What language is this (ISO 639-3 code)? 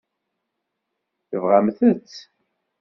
kab